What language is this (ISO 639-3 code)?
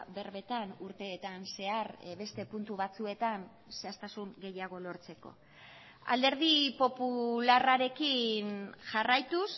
eus